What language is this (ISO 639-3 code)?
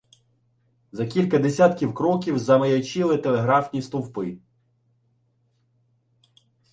ukr